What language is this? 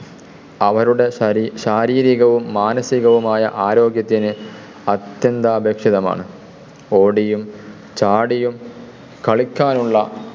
Malayalam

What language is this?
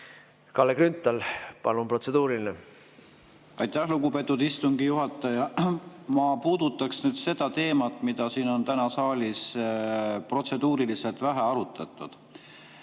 Estonian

